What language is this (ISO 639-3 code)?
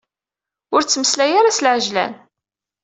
kab